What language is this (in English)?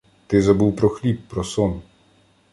Ukrainian